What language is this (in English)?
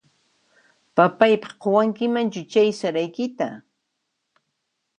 Puno Quechua